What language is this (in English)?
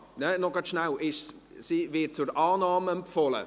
Swiss German